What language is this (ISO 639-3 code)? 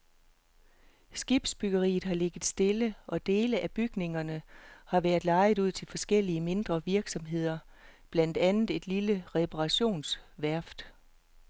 dan